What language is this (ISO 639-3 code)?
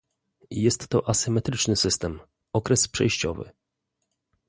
pol